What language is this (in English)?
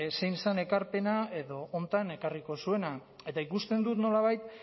Basque